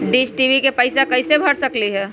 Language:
Magahi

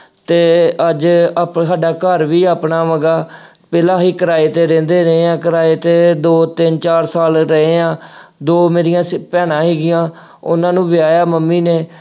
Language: Punjabi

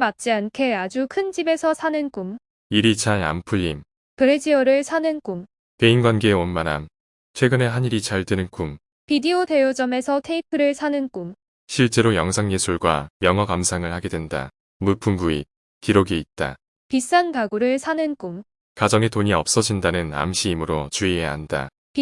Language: Korean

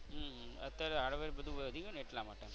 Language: Gujarati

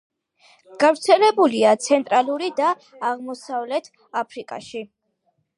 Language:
Georgian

